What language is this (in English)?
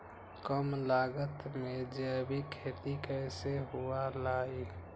Magahi